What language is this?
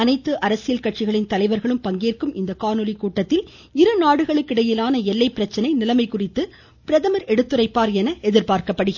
Tamil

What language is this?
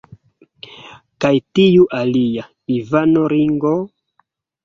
Esperanto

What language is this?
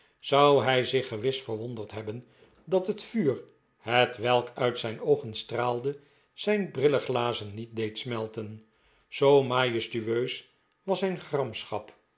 Dutch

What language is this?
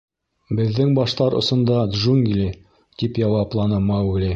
Bashkir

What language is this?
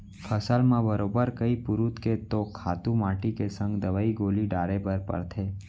Chhattisgarhi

